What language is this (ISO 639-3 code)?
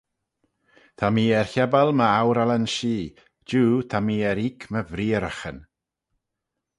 glv